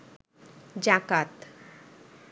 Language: Bangla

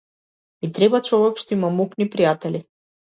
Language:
Macedonian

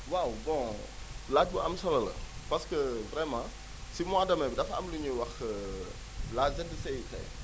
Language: Wolof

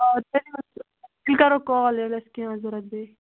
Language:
Kashmiri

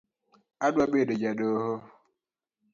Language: Luo (Kenya and Tanzania)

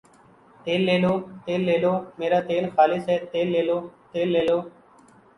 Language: Urdu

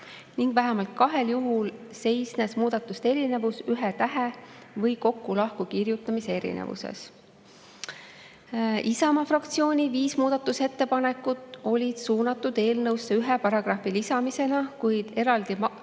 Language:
Estonian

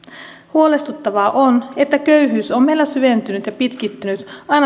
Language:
Finnish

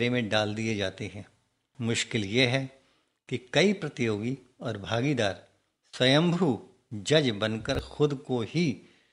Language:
Hindi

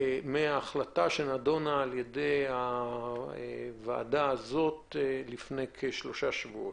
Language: Hebrew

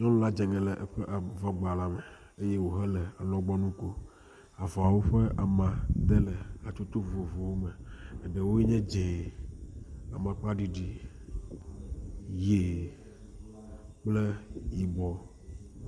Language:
Ewe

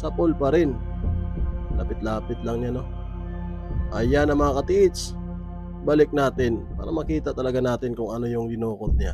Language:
Filipino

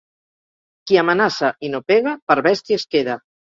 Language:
Catalan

